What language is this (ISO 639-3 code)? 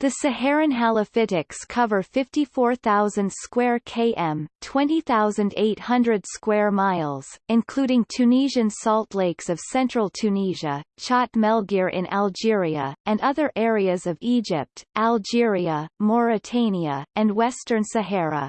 eng